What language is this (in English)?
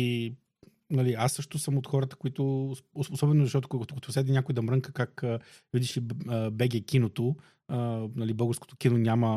Bulgarian